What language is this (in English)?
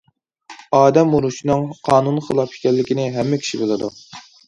Uyghur